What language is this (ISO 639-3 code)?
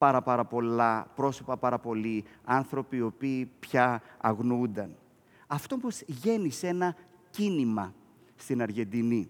ell